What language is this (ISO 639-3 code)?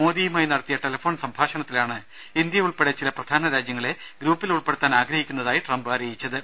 mal